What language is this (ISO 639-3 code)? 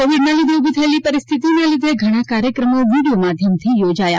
guj